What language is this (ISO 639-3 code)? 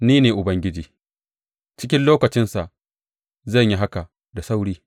hau